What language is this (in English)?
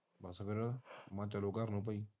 Punjabi